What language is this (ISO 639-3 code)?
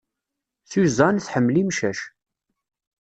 kab